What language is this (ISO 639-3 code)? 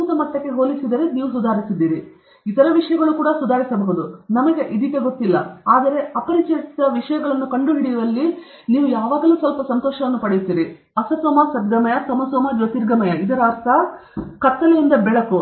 kan